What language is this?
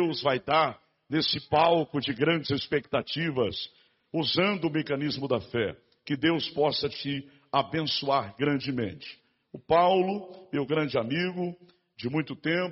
Portuguese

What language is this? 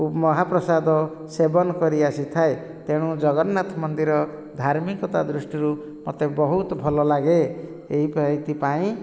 Odia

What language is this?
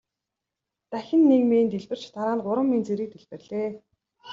Mongolian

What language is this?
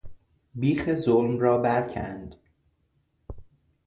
Persian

